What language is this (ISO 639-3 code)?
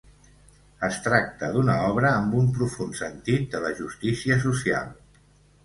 cat